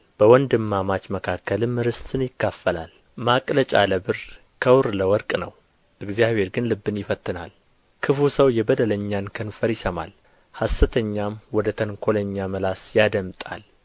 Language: Amharic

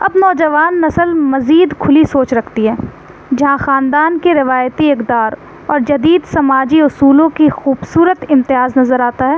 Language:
Urdu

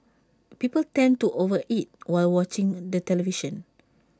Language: English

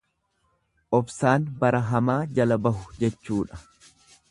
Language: Oromo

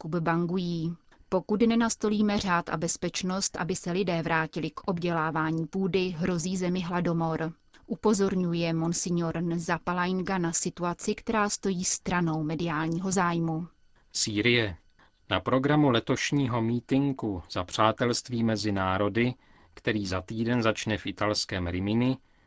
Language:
Czech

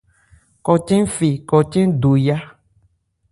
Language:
Ebrié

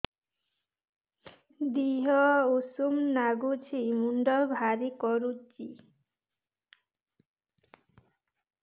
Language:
Odia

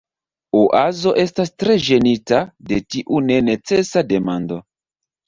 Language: Esperanto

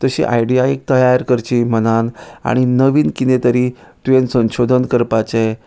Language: Konkani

